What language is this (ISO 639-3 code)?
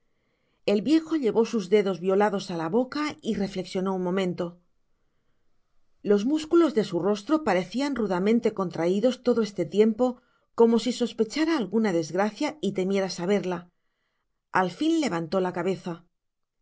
spa